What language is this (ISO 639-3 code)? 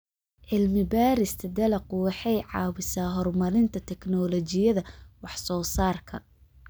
som